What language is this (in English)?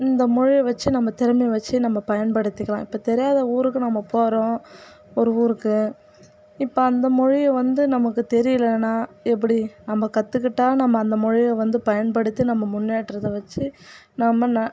Tamil